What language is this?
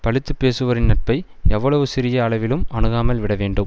Tamil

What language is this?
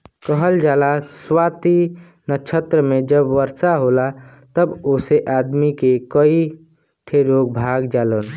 Bhojpuri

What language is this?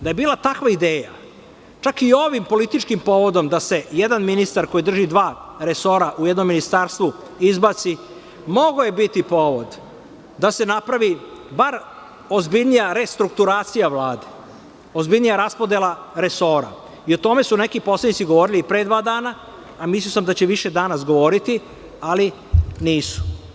Serbian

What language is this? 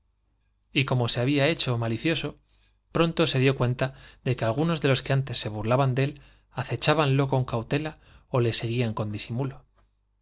Spanish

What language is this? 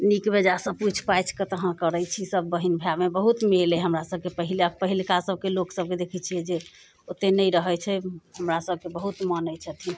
Maithili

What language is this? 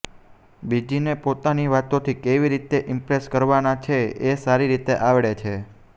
Gujarati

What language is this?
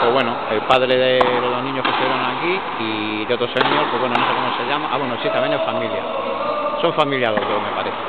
Spanish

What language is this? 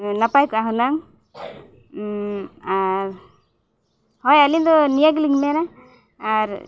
Santali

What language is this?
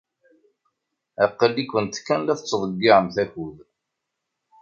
Kabyle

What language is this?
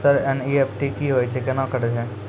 Maithili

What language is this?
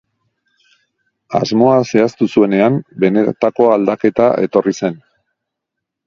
Basque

